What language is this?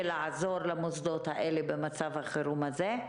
Hebrew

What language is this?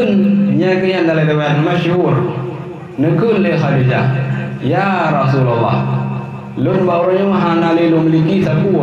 Malay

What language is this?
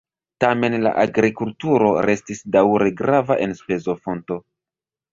Esperanto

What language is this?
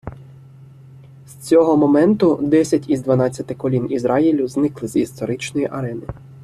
Ukrainian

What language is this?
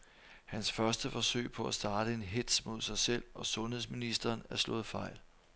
Danish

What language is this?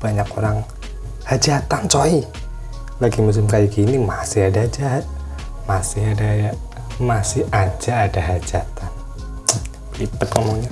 Indonesian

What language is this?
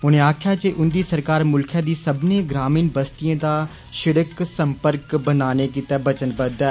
Dogri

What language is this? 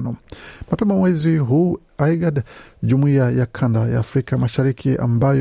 Swahili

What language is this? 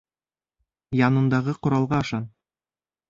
Bashkir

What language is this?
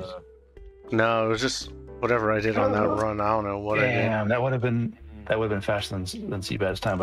English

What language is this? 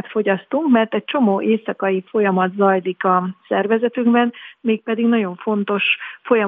Hungarian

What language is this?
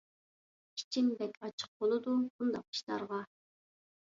Uyghur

